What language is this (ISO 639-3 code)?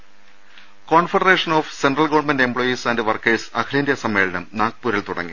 mal